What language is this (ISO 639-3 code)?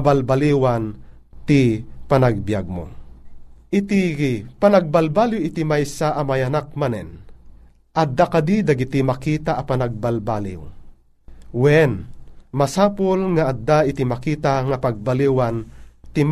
fil